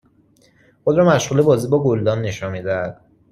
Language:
Persian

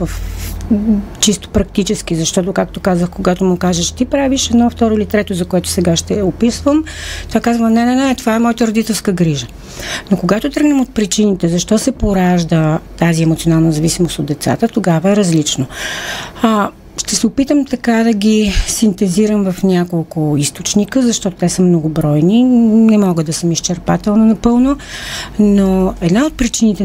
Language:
Bulgarian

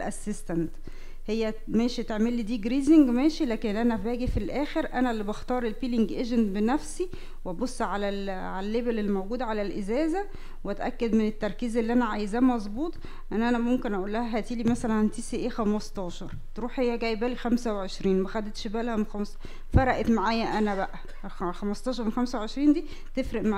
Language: Arabic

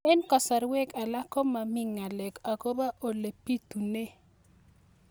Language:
Kalenjin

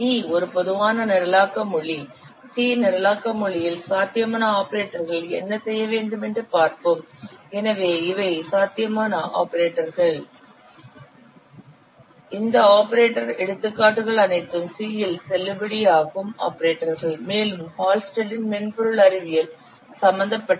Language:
Tamil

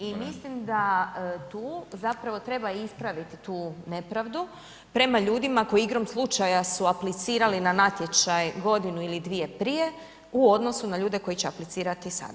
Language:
Croatian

